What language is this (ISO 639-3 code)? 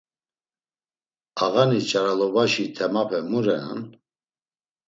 lzz